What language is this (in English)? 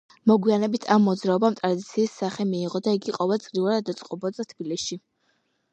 Georgian